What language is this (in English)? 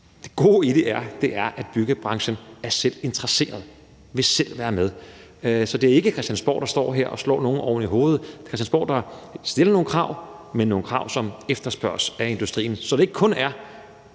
Danish